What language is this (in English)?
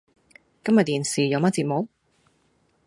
Cantonese